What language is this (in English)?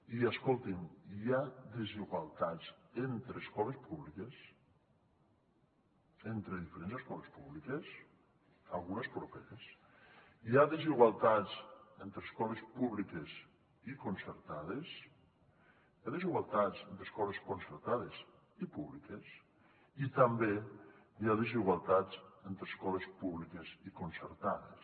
Catalan